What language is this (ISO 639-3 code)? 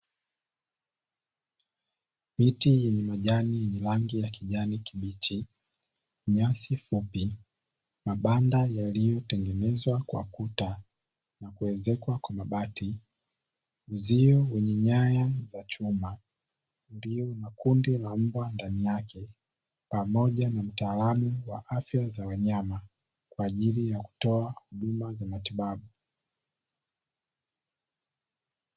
swa